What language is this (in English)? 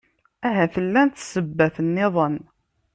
Kabyle